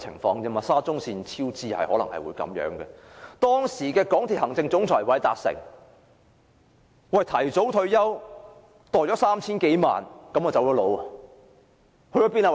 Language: Cantonese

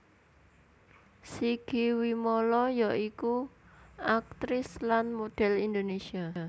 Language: Javanese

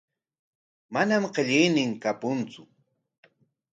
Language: Corongo Ancash Quechua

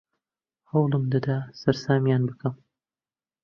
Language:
Central Kurdish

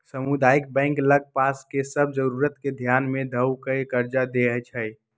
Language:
Magahi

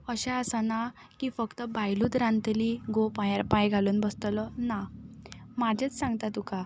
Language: Konkani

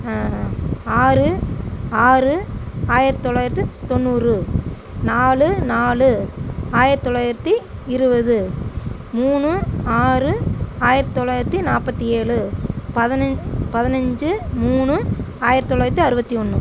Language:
Tamil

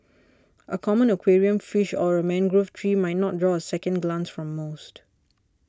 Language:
English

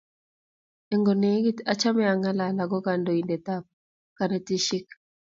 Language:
Kalenjin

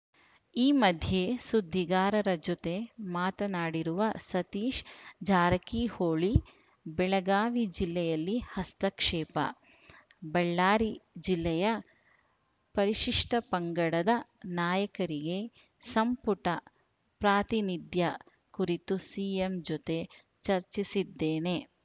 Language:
Kannada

